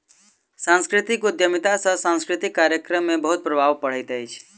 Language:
Maithili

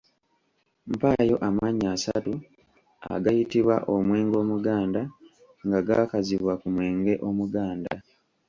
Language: Ganda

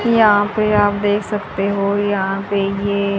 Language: Hindi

